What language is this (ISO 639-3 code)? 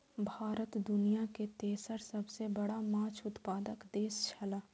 mai